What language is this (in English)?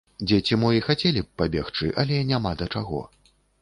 Belarusian